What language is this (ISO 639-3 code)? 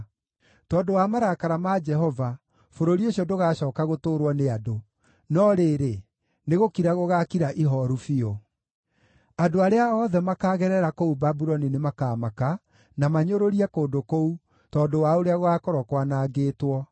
kik